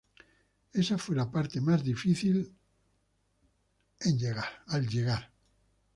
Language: Spanish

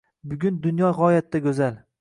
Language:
Uzbek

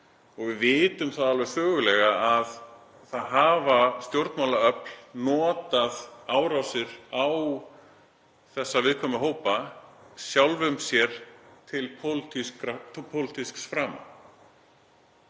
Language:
Icelandic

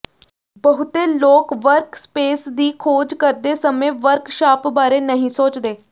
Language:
Punjabi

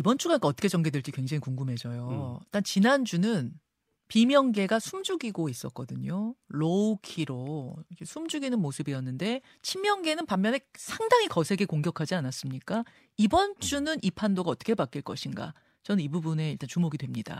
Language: Korean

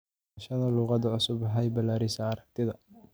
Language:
Somali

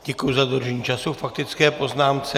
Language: Czech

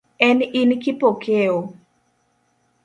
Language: Luo (Kenya and Tanzania)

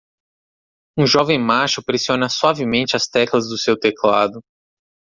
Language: Portuguese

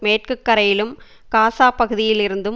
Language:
Tamil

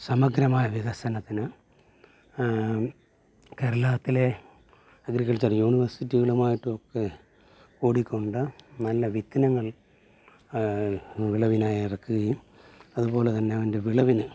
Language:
Malayalam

